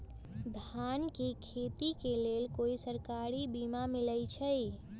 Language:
Magahi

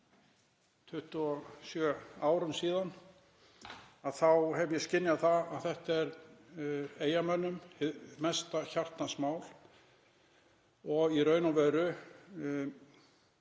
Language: Icelandic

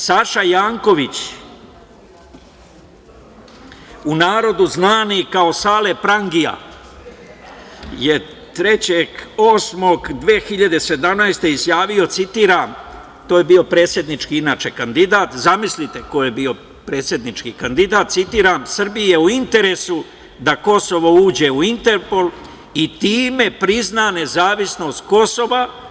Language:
Serbian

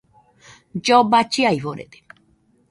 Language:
Nüpode Huitoto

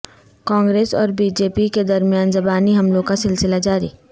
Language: Urdu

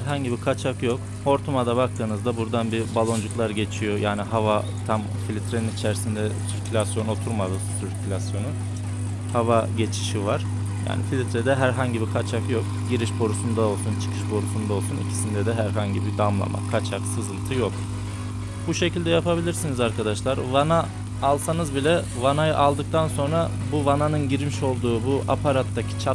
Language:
Turkish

